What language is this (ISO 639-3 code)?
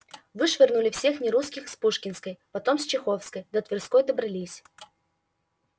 rus